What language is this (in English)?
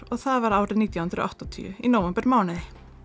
Icelandic